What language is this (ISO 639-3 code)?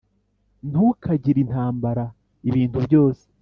kin